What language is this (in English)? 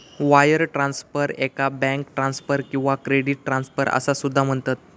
Marathi